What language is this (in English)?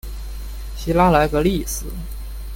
Chinese